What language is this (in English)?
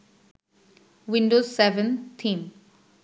Bangla